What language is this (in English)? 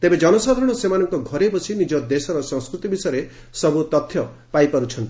Odia